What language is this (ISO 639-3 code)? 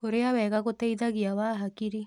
kik